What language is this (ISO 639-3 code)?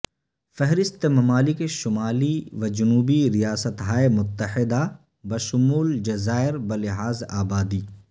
urd